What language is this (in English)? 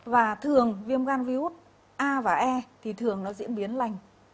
Vietnamese